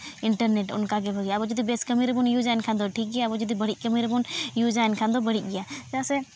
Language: Santali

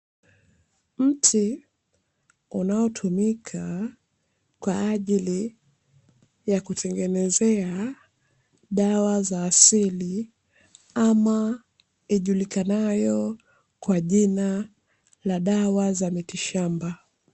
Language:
Swahili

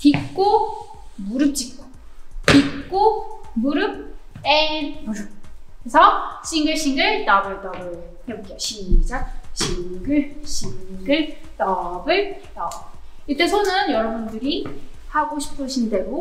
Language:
Korean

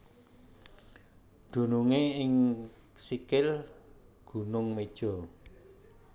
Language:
Javanese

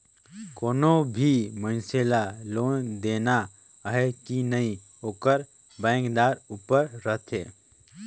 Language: Chhattisgarhi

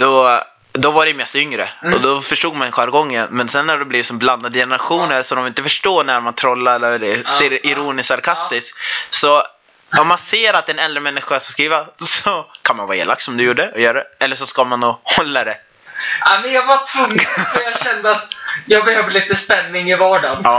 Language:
Swedish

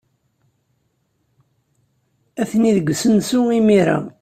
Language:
Kabyle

